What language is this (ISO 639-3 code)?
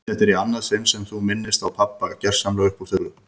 isl